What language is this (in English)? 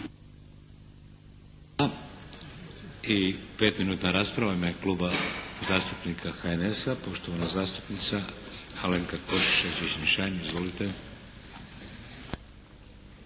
Croatian